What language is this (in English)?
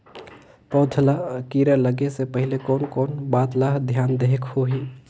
Chhattisgarhi